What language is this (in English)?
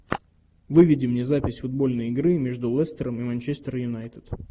Russian